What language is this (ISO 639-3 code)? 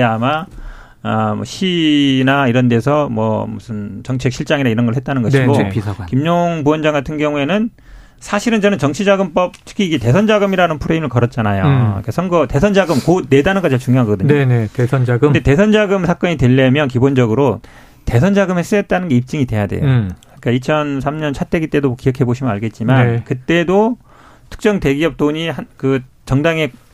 kor